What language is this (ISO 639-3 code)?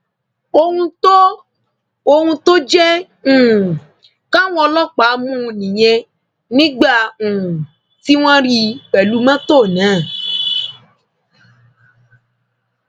yor